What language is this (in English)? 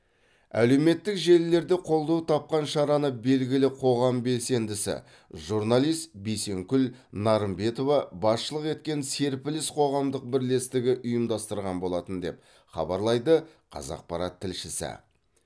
Kazakh